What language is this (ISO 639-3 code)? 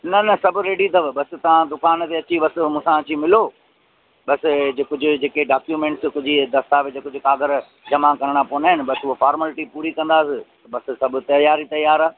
snd